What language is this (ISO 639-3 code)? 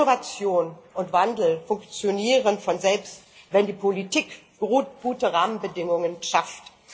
deu